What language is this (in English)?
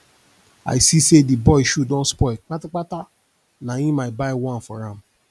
Nigerian Pidgin